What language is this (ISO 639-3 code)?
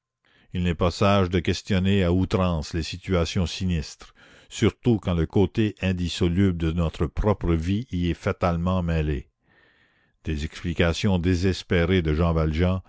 fra